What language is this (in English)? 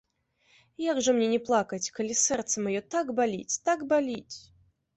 Belarusian